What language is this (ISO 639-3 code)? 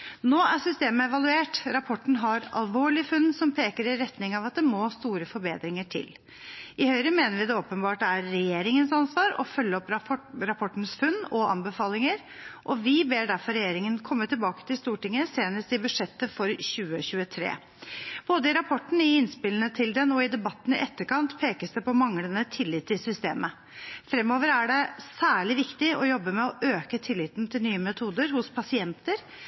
nob